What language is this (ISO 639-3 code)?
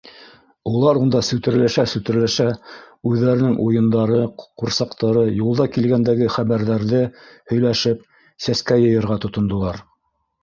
bak